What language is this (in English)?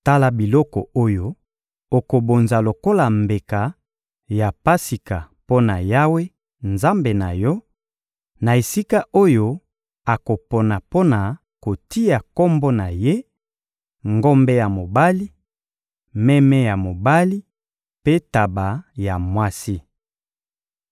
Lingala